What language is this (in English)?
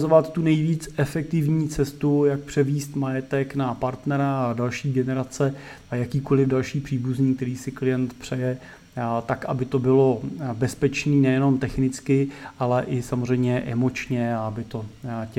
Czech